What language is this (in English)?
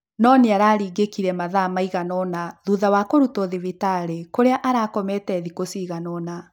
Kikuyu